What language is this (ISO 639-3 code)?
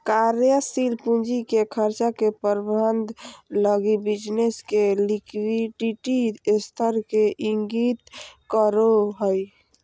mag